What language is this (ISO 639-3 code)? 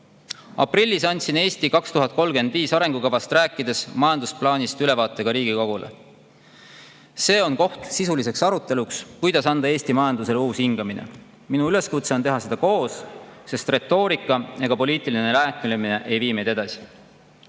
est